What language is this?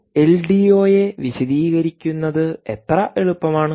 Malayalam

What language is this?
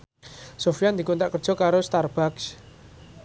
Javanese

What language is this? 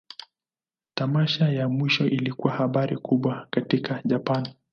Swahili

